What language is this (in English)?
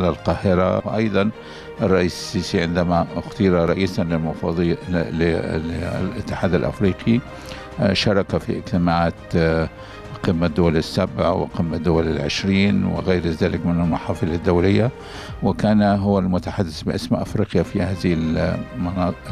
Arabic